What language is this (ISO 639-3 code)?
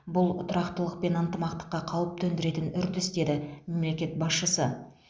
kaz